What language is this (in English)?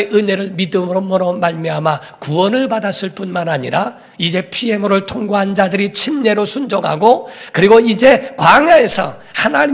Korean